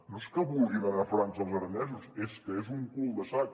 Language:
Catalan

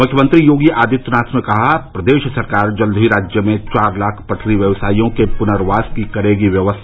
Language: Hindi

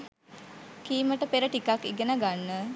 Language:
Sinhala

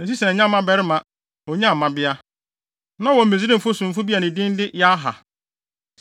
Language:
Akan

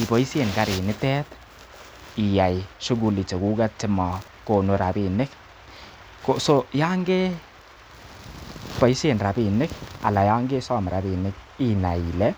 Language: Kalenjin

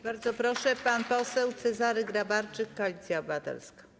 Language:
Polish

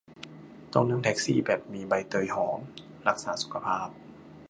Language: Thai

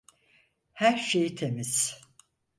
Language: Turkish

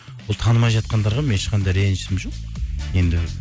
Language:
Kazakh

